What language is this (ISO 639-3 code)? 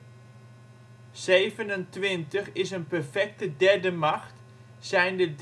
nld